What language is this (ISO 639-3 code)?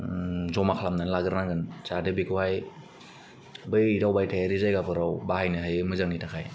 brx